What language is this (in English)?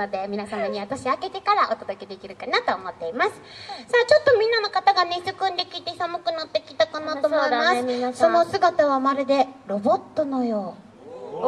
Japanese